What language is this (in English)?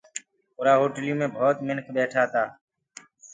Gurgula